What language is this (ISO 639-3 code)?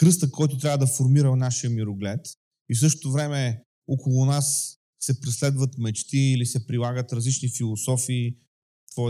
bul